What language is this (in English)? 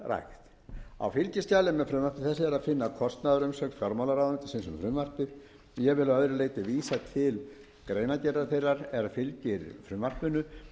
Icelandic